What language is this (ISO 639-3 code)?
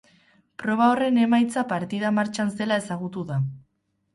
eus